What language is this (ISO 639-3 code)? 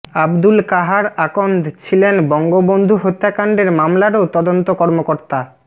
ben